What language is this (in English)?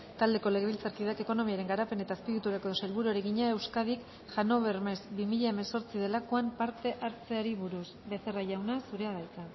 Basque